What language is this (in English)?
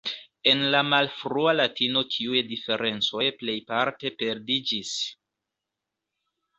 Esperanto